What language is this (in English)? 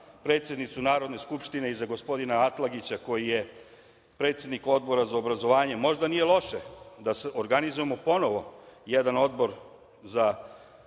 Serbian